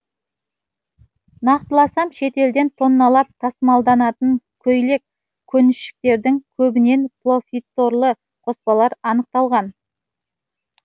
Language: Kazakh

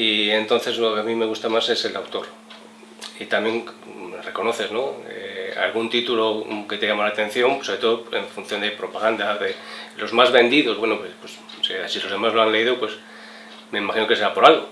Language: Spanish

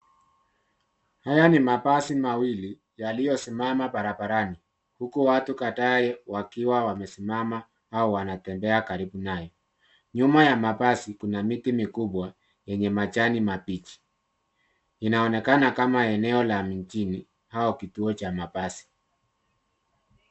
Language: Swahili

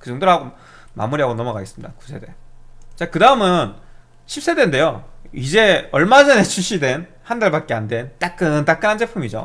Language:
Korean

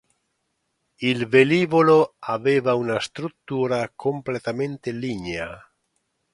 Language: Italian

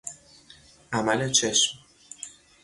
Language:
Persian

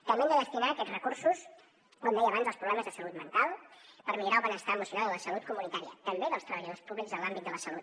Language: Catalan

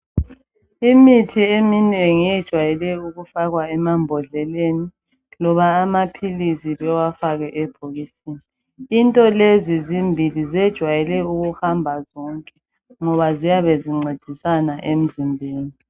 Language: North Ndebele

